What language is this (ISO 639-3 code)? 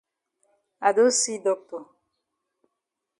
wes